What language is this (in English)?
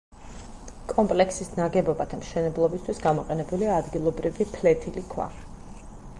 Georgian